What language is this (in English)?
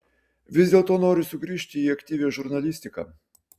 Lithuanian